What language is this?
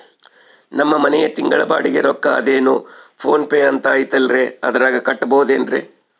Kannada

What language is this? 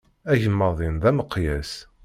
Kabyle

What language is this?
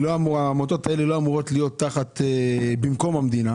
Hebrew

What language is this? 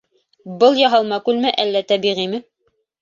Bashkir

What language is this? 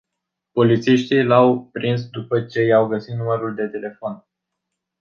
Romanian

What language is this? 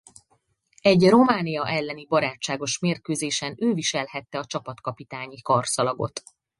Hungarian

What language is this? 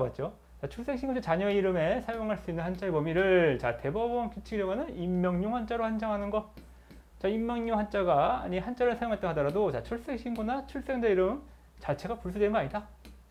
Korean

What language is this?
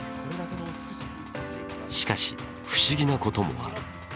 Japanese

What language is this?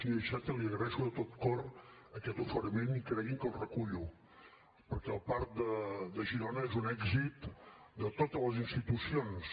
Catalan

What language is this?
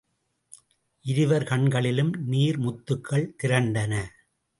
Tamil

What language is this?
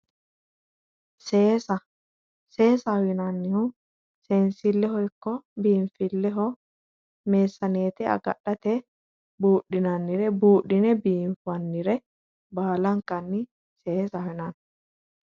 Sidamo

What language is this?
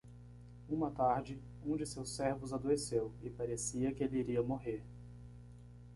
Portuguese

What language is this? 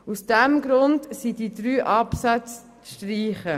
Swiss German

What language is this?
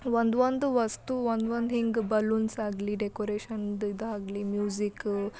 Kannada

